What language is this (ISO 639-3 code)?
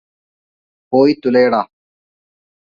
mal